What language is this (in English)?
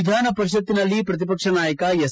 Kannada